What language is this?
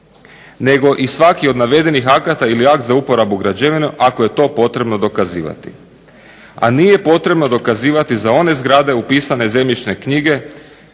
Croatian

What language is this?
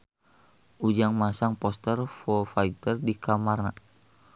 Sundanese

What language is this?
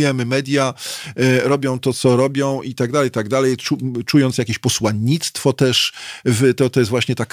Polish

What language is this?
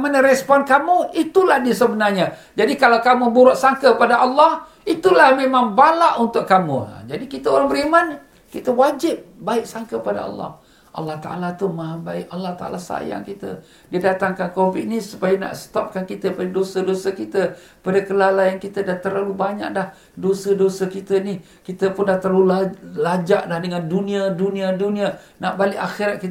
Malay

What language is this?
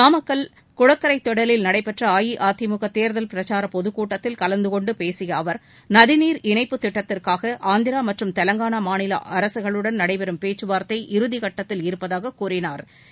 Tamil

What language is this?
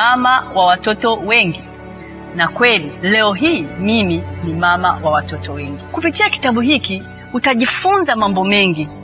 Swahili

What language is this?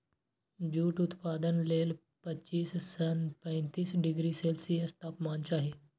Maithili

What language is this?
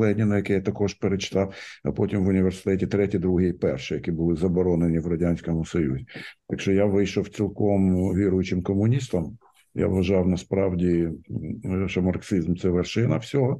Ukrainian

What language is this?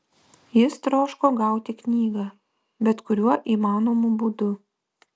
Lithuanian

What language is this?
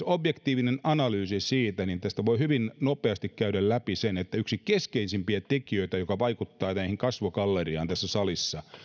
Finnish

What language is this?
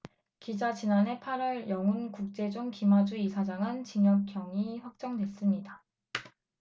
Korean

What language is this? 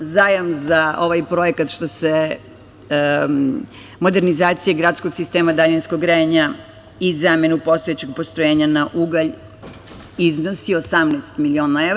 Serbian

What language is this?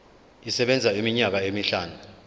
Zulu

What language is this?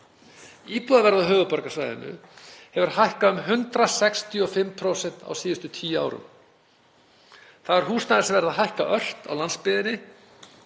Icelandic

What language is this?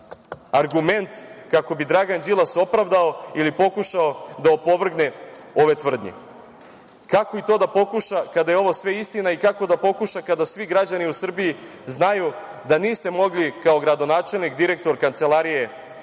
Serbian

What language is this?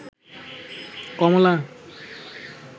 Bangla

